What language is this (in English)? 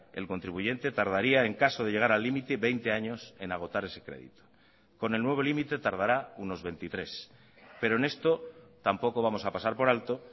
Spanish